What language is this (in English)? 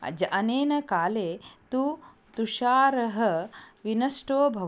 Sanskrit